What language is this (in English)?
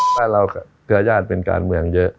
Thai